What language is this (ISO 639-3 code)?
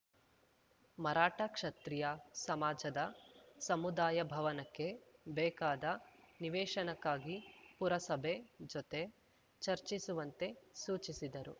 kan